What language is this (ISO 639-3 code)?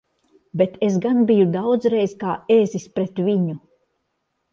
lav